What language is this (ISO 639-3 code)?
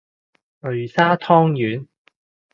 yue